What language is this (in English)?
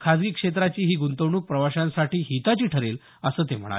Marathi